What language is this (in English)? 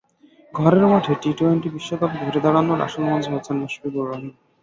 Bangla